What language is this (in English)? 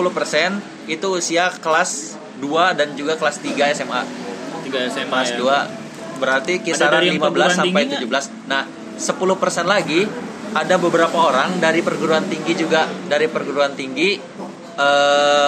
Indonesian